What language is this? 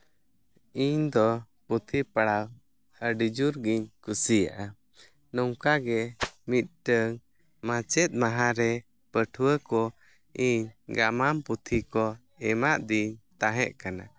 Santali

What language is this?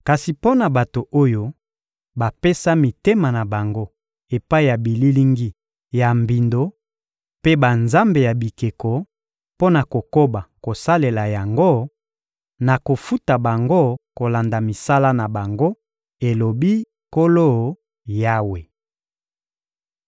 Lingala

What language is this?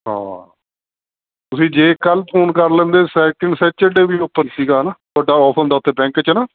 Punjabi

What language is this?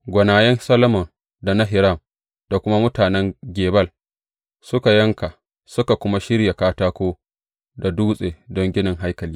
Hausa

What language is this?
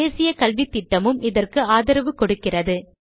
Tamil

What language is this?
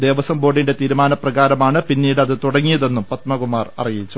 Malayalam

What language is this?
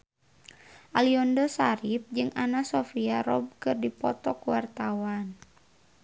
Sundanese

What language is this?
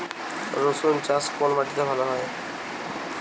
Bangla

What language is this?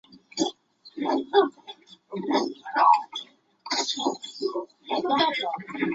Chinese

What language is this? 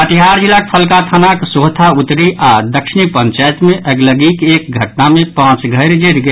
Maithili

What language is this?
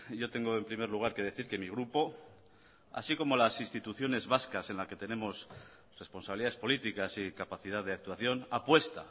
Spanish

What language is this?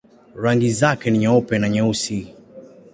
Swahili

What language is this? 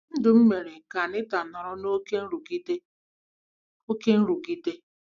Igbo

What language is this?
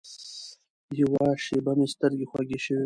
Pashto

